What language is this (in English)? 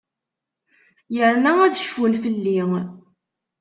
Kabyle